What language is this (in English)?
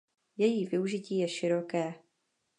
Czech